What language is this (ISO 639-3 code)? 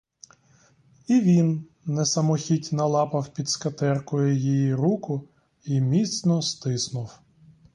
ukr